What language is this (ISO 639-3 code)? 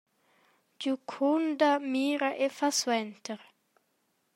roh